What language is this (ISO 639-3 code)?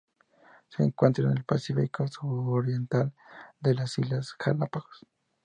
spa